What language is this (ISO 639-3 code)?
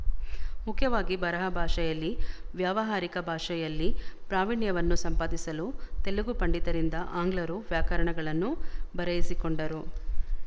kan